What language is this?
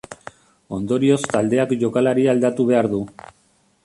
Basque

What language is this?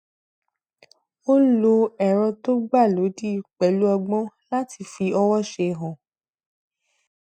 Yoruba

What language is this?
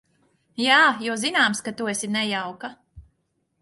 Latvian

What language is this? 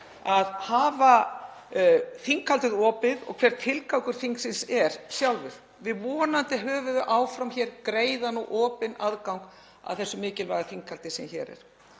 Icelandic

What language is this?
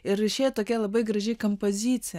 Lithuanian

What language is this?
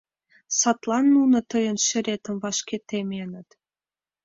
Mari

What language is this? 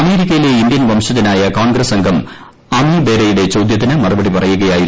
Malayalam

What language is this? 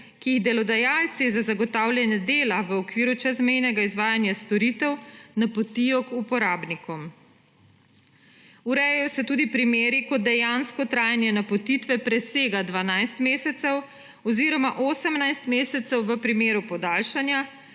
Slovenian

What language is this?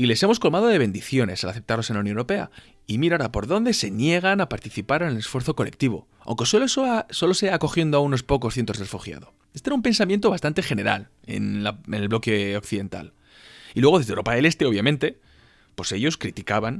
Spanish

